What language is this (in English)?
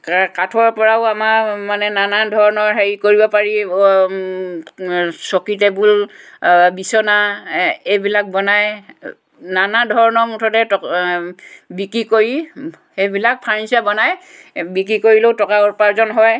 Assamese